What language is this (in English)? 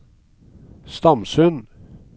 Norwegian